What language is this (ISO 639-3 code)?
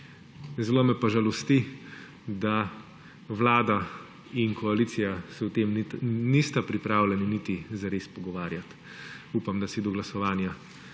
slv